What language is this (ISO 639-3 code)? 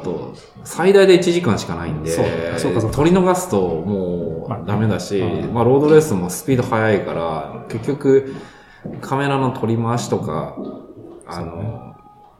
jpn